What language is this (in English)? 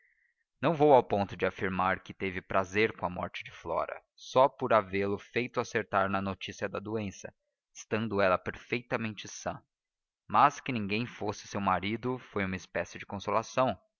Portuguese